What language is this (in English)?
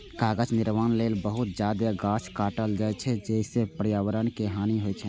Maithili